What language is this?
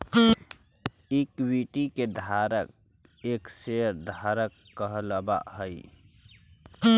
Magahi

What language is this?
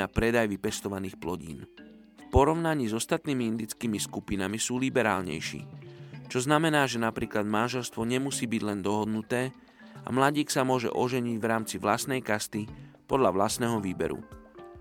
Slovak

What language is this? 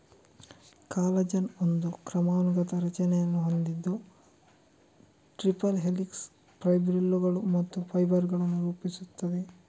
Kannada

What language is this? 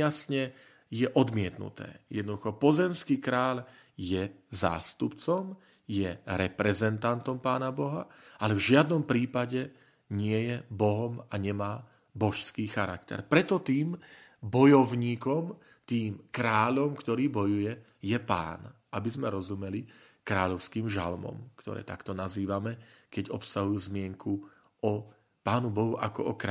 Slovak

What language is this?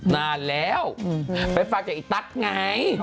Thai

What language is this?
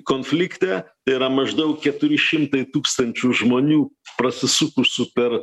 Lithuanian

